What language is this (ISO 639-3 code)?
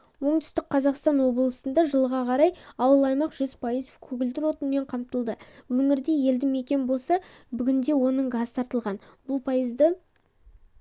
kaz